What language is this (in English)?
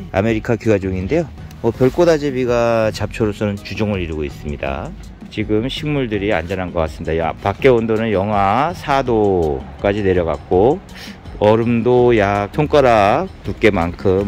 Korean